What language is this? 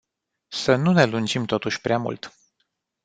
Romanian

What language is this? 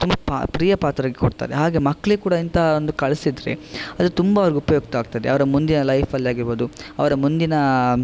Kannada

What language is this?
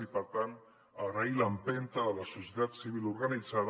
Catalan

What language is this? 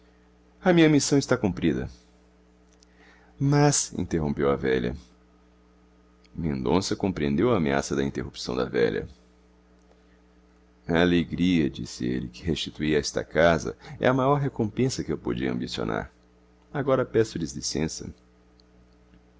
Portuguese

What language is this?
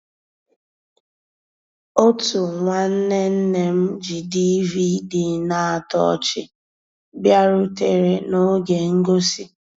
Igbo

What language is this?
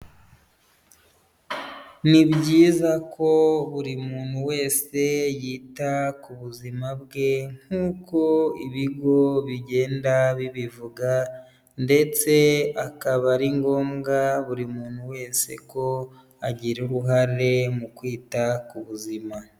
Kinyarwanda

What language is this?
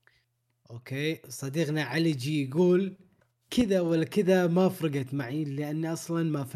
Arabic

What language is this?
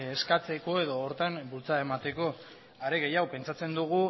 Basque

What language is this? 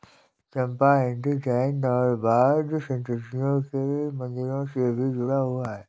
Hindi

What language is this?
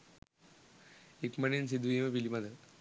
Sinhala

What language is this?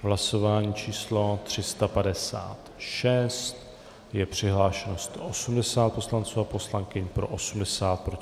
Czech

